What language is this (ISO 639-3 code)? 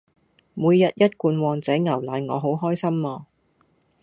yue